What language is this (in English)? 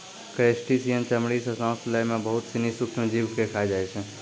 Maithili